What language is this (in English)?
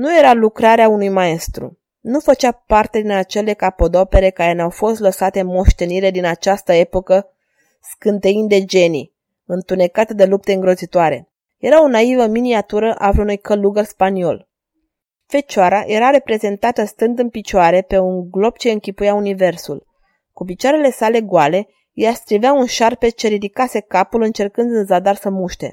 Romanian